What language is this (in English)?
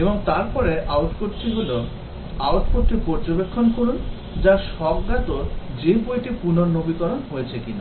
Bangla